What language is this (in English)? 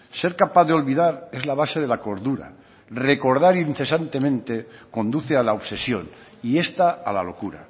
Spanish